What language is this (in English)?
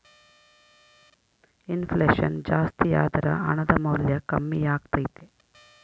Kannada